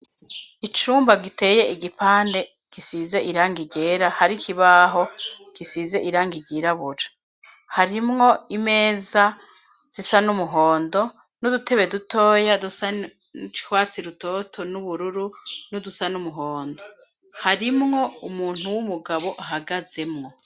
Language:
Rundi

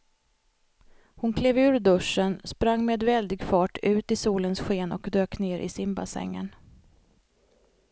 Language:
Swedish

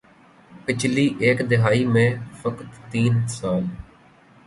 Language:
Urdu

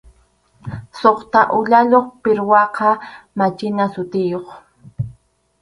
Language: Arequipa-La Unión Quechua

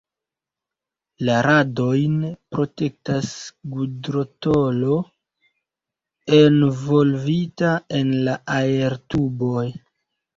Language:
Esperanto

